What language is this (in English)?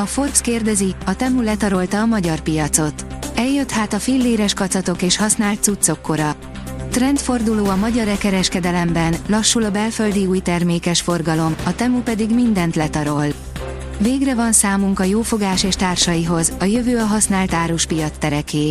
Hungarian